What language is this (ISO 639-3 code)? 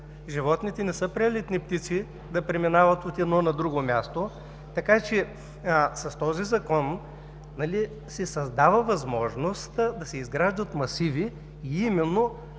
bul